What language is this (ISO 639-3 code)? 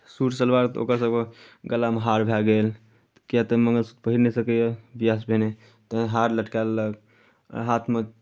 mai